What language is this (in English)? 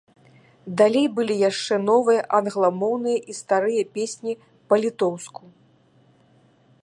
Belarusian